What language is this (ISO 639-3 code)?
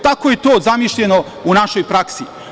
srp